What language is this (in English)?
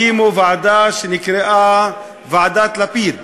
Hebrew